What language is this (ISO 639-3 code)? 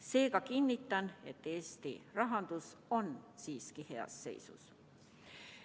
est